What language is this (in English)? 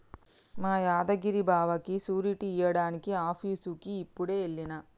Telugu